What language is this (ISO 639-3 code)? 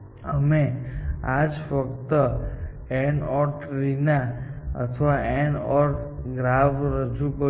guj